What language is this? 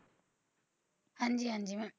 Punjabi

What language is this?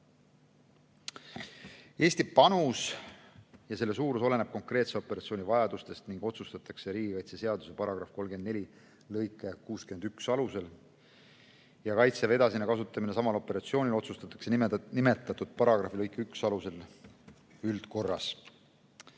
Estonian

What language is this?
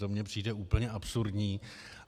Czech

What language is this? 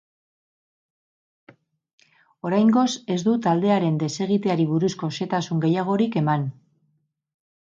Basque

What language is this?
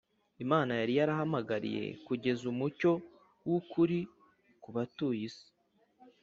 Kinyarwanda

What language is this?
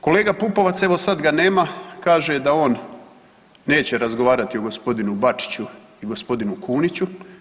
Croatian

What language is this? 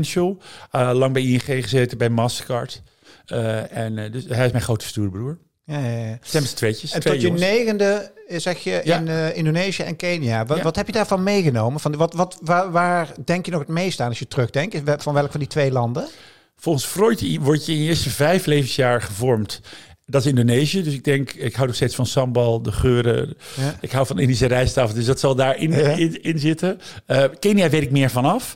Dutch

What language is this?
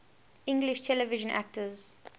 English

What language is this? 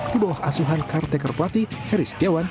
Indonesian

